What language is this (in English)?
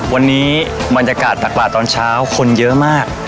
Thai